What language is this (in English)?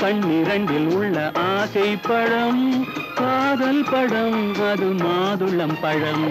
Tamil